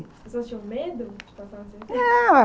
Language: Portuguese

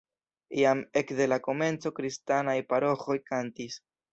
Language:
Esperanto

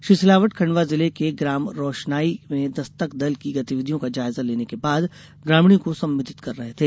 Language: Hindi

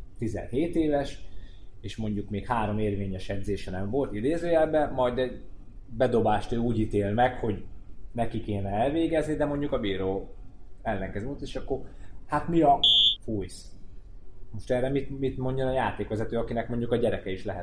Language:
Hungarian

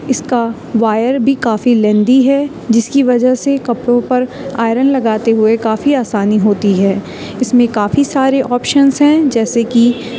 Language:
Urdu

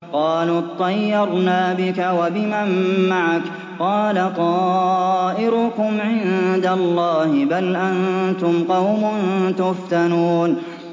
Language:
Arabic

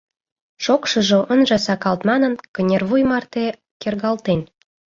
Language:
Mari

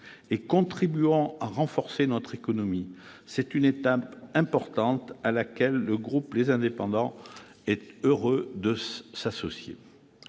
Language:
French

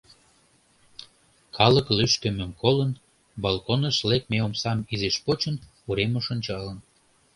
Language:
Mari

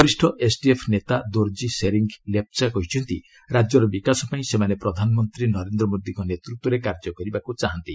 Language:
Odia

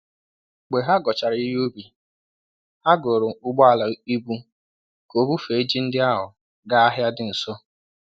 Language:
Igbo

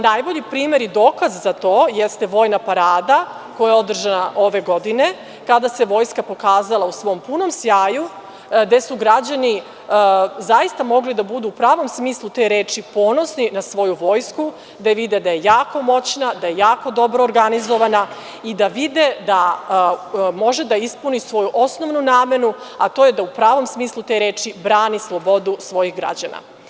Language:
Serbian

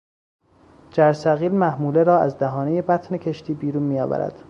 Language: Persian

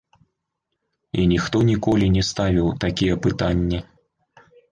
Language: Belarusian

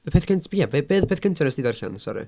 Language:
Welsh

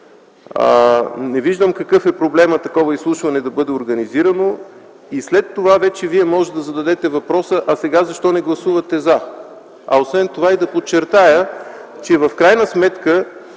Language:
Bulgarian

